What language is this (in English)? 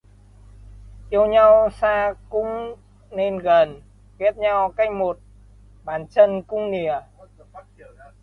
Vietnamese